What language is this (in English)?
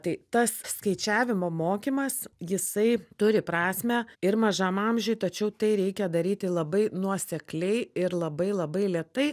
Lithuanian